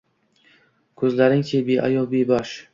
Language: Uzbek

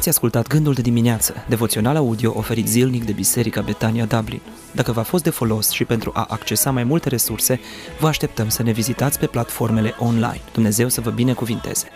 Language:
Romanian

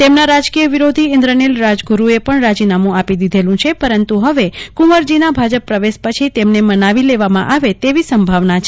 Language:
Gujarati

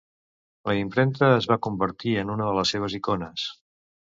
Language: Catalan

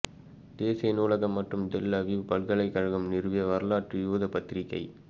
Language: Tamil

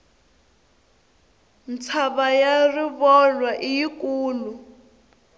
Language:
Tsonga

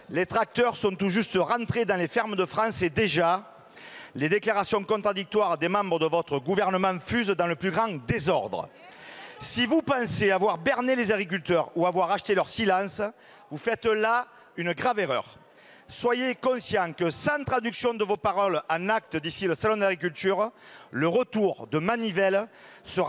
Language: French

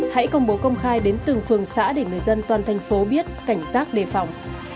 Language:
Vietnamese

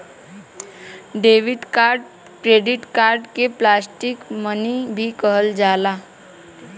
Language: Bhojpuri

